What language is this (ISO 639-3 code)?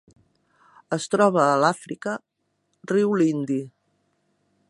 cat